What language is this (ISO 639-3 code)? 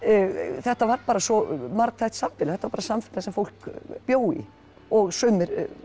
isl